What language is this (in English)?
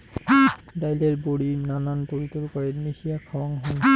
Bangla